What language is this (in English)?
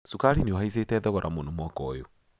Kikuyu